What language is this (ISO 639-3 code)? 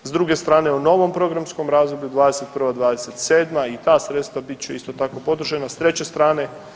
hrv